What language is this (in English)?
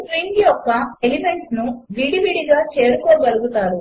Telugu